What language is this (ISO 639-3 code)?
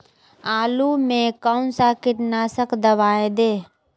mag